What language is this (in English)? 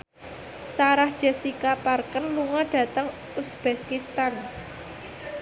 Javanese